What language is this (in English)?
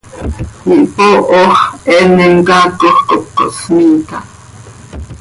Seri